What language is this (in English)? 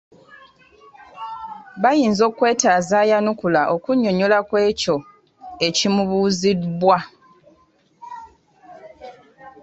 Ganda